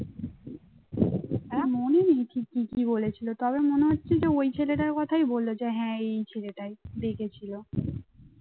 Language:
Bangla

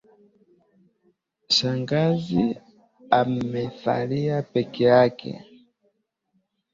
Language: Swahili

